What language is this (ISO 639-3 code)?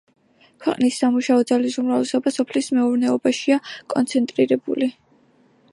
kat